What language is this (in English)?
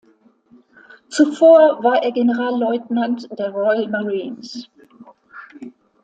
German